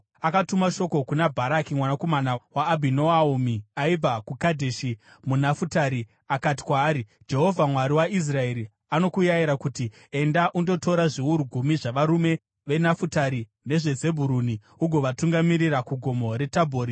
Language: Shona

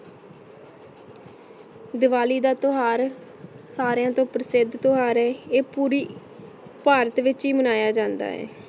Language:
Punjabi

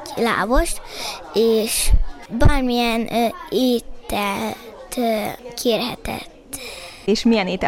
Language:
Hungarian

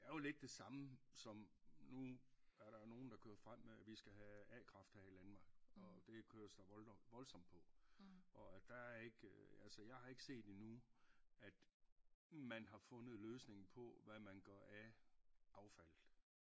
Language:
Danish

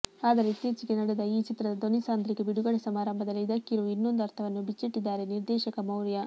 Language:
Kannada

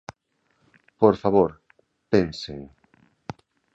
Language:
Galician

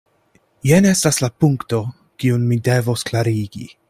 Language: Esperanto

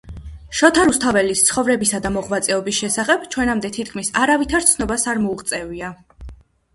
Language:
Georgian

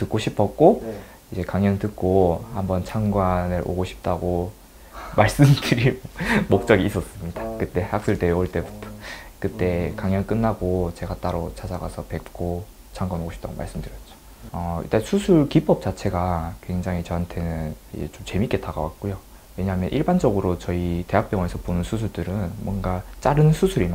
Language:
Korean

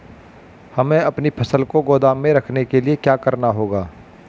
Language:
Hindi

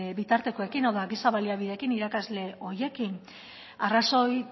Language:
Basque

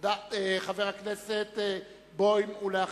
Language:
Hebrew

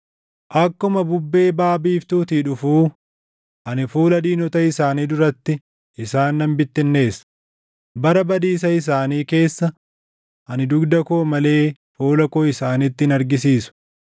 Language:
Oromo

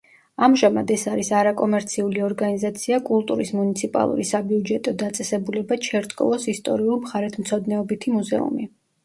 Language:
Georgian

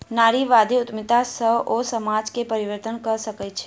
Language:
Maithili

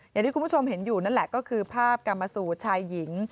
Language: Thai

